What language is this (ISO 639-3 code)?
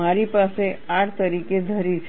guj